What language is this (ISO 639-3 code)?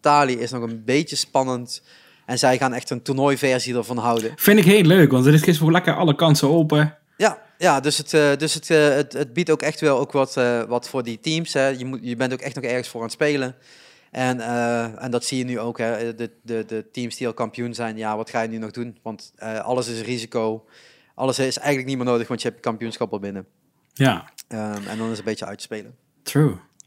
nld